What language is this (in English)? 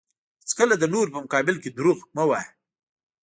Pashto